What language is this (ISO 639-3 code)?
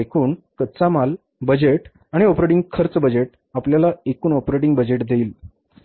mar